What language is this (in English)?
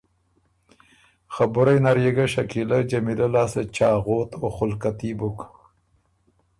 Ormuri